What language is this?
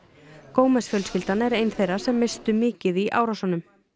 Icelandic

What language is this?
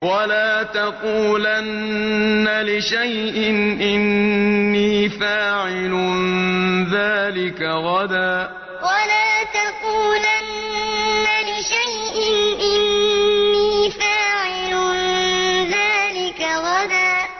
Arabic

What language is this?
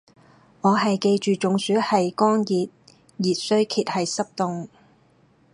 Cantonese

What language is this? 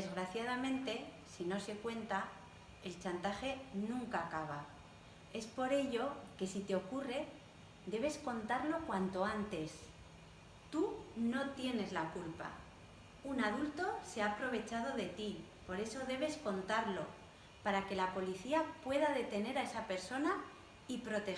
Spanish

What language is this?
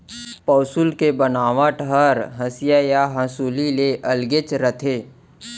Chhattisgarhi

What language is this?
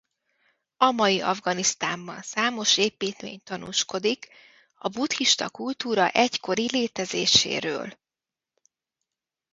Hungarian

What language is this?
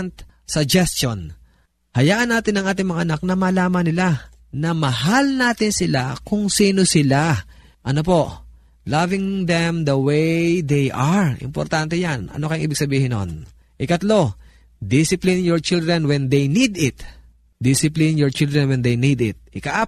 Filipino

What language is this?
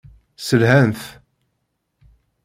Kabyle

